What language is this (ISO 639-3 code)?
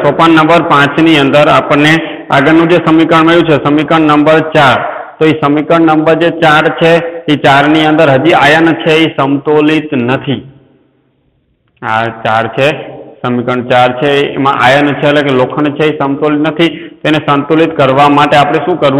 hin